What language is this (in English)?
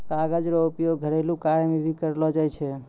Maithili